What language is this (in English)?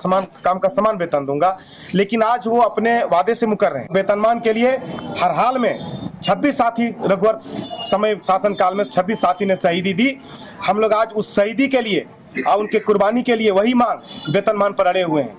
Hindi